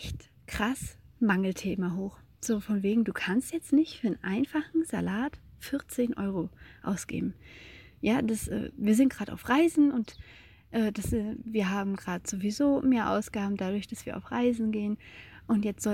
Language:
German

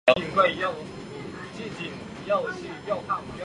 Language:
Chinese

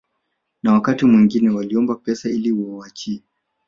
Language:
Swahili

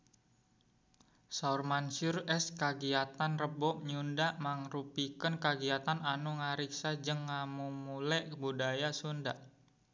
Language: Sundanese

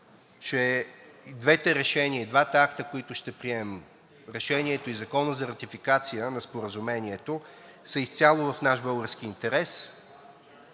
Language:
Bulgarian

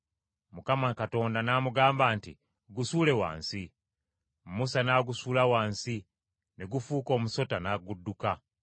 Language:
Ganda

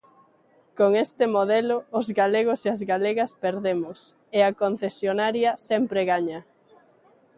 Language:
Galician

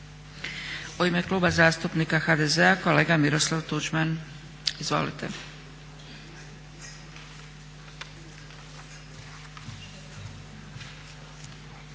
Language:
Croatian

